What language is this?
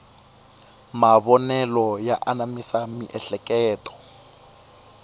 Tsonga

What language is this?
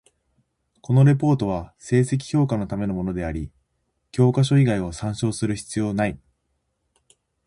Japanese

